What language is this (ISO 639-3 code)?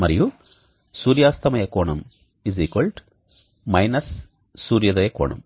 tel